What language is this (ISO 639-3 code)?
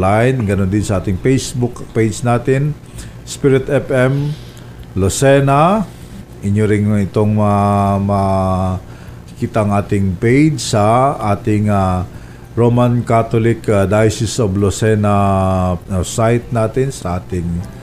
fil